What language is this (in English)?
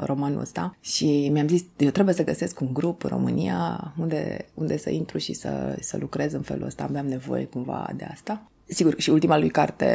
Romanian